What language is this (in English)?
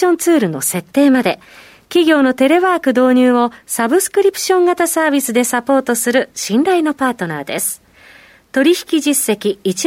Japanese